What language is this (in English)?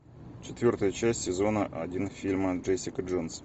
Russian